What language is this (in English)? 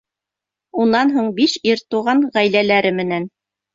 Bashkir